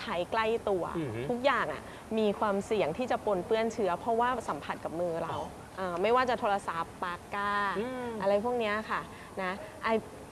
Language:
Thai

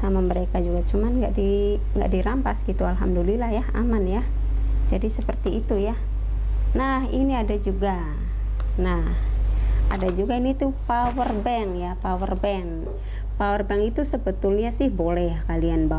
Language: Indonesian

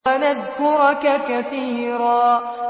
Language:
Arabic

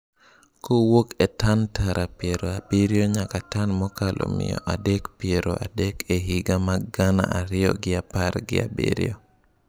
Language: Luo (Kenya and Tanzania)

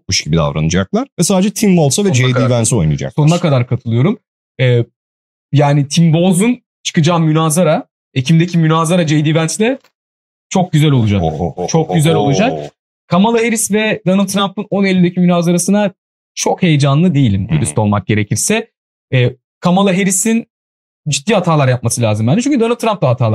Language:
Turkish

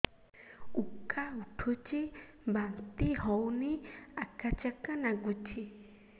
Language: Odia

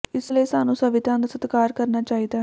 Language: Punjabi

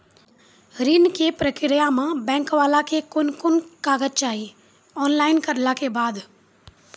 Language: Maithili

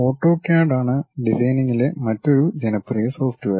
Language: Malayalam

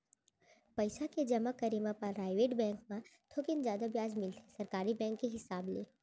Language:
Chhattisgarhi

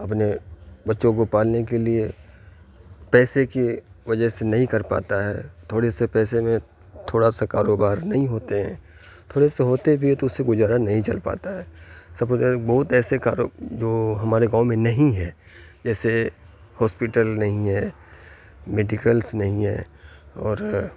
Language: Urdu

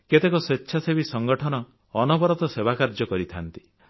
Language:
Odia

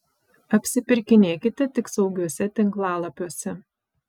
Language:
Lithuanian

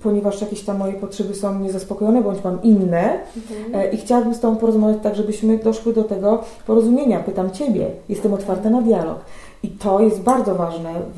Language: Polish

